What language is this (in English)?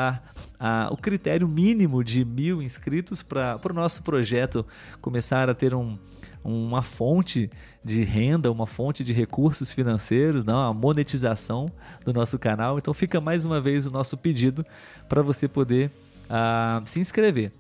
Portuguese